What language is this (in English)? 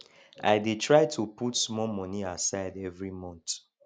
Nigerian Pidgin